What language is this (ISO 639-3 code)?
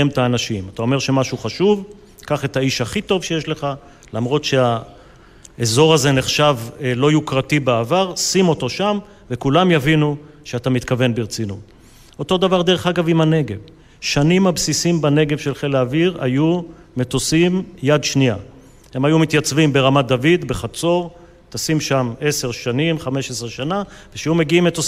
heb